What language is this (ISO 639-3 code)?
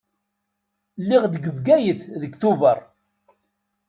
kab